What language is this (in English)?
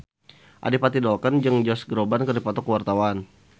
Sundanese